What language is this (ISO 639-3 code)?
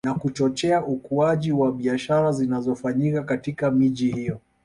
swa